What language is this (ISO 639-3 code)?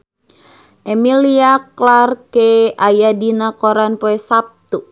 sun